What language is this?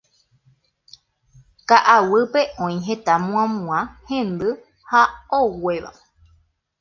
Guarani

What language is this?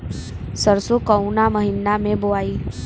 Bhojpuri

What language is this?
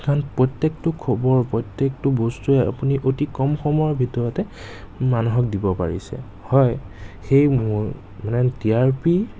Assamese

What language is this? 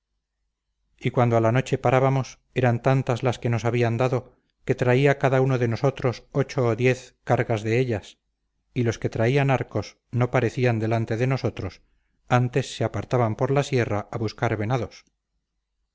Spanish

